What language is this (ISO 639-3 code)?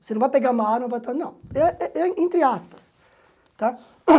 por